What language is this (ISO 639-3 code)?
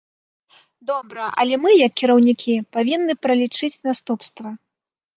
bel